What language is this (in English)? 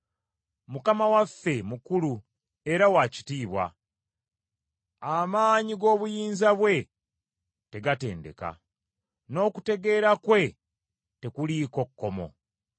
Ganda